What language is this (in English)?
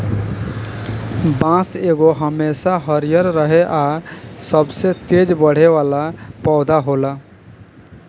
Bhojpuri